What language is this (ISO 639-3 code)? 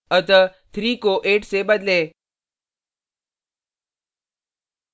hin